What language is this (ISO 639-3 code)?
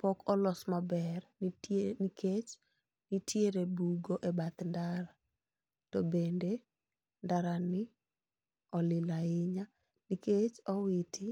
luo